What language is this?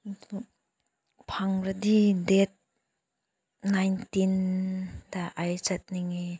Manipuri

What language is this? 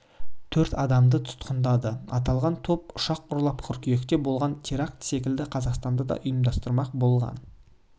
Kazakh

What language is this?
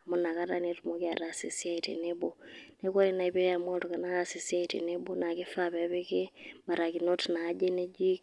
Masai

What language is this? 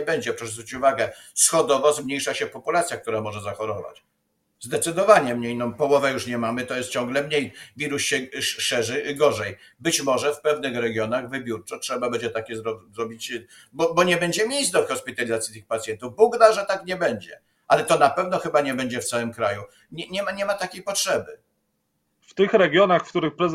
Polish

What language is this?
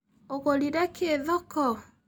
Kikuyu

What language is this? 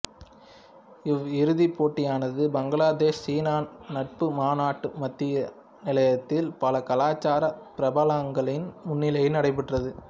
Tamil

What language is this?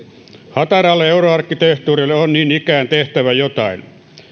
Finnish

